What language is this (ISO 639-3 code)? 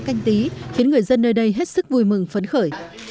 vie